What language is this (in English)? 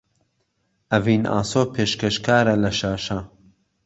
Central Kurdish